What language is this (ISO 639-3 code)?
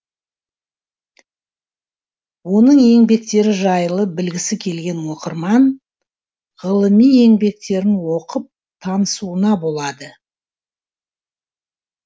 kaz